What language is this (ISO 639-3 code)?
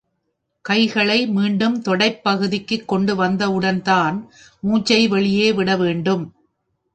tam